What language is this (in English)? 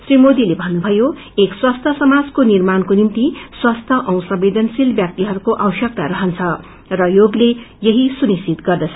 Nepali